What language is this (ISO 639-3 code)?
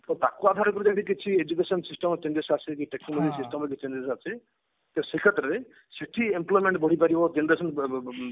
ori